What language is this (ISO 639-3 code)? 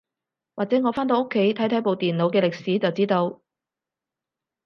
yue